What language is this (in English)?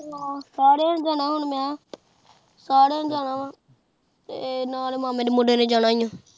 Punjabi